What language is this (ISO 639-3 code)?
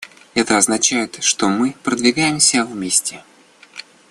rus